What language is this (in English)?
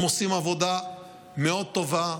Hebrew